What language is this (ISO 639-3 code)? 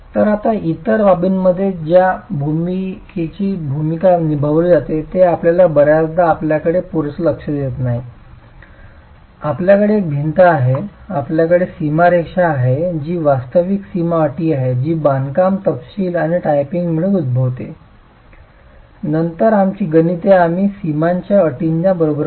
mar